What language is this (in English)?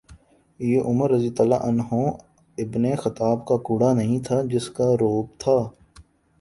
Urdu